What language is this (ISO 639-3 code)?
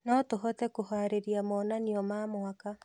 kik